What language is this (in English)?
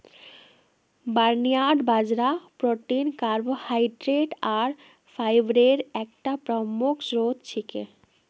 Magahi